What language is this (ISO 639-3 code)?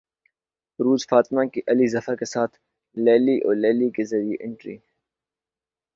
urd